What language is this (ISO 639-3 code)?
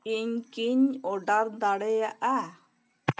sat